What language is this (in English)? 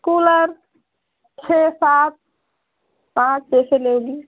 Hindi